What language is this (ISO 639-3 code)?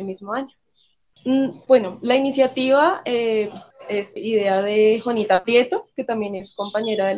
spa